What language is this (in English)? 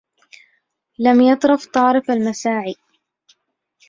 Arabic